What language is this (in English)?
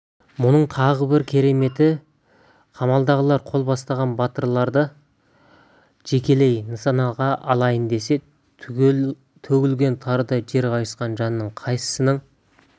Kazakh